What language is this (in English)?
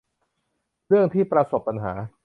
Thai